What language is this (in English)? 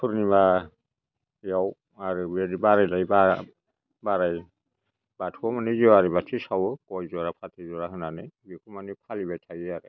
Bodo